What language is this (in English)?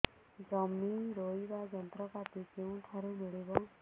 Odia